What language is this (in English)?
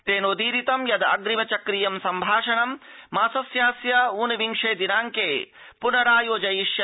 Sanskrit